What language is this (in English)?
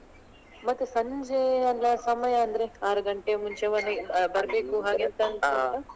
Kannada